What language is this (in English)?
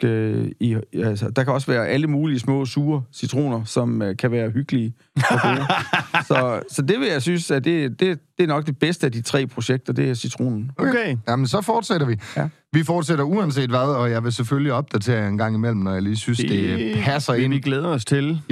Danish